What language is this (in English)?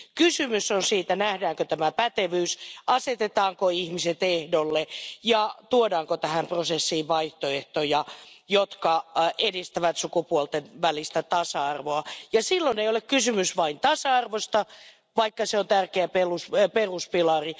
Finnish